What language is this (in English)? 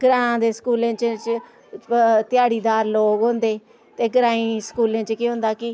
Dogri